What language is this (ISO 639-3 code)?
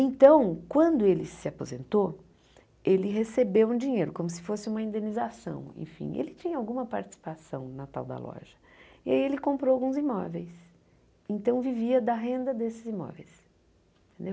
por